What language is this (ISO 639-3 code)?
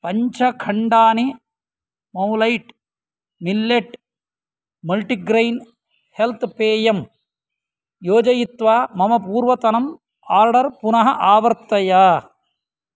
san